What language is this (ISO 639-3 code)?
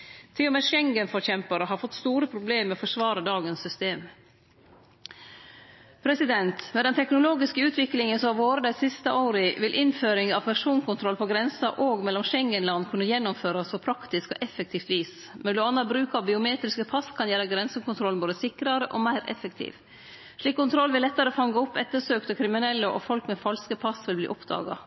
nno